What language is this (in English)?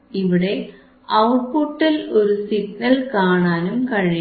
Malayalam